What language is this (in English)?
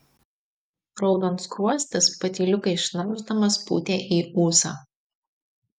Lithuanian